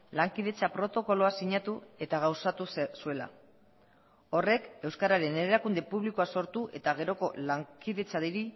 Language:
Basque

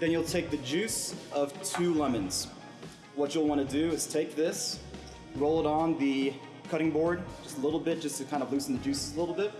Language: English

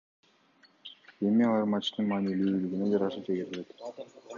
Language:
Kyrgyz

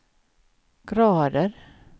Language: Swedish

